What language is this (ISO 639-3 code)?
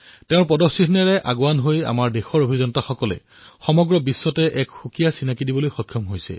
asm